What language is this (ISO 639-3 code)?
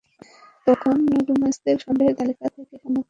ben